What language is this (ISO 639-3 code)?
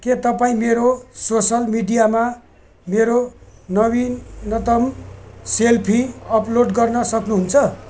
nep